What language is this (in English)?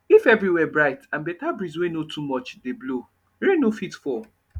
Nigerian Pidgin